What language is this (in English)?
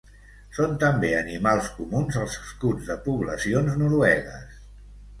Catalan